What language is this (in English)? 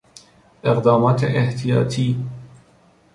Persian